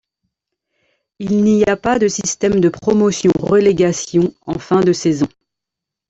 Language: French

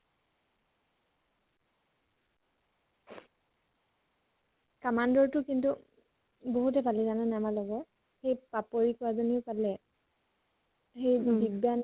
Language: Assamese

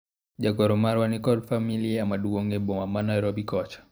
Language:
Luo (Kenya and Tanzania)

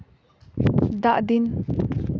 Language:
Santali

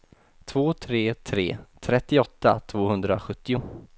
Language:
Swedish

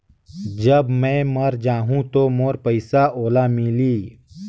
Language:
Chhattisgarhi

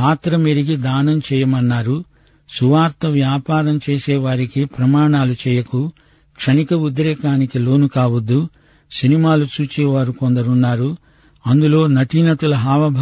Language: Telugu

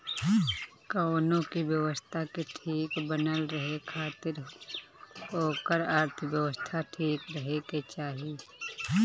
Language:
Bhojpuri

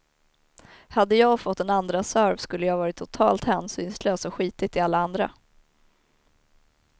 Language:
Swedish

